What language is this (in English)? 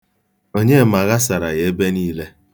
Igbo